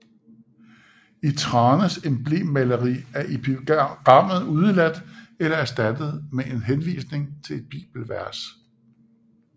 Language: Danish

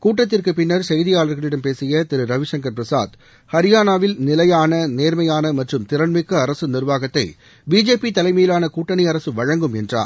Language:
Tamil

